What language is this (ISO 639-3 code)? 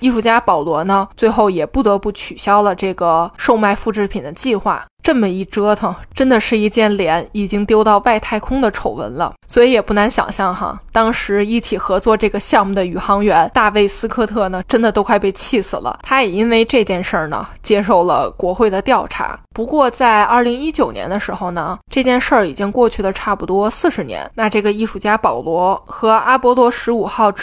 zho